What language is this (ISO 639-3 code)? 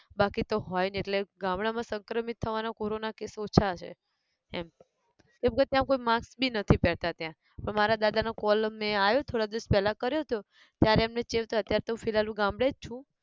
guj